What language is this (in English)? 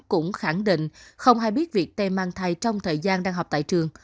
Vietnamese